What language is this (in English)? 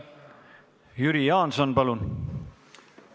Estonian